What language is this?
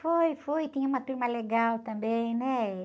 Portuguese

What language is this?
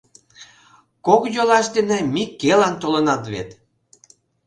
Mari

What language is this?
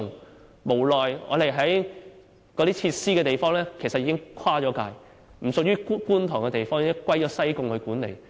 Cantonese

